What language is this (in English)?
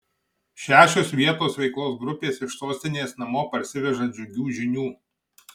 Lithuanian